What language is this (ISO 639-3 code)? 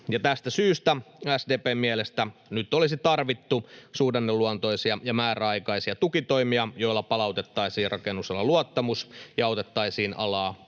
fin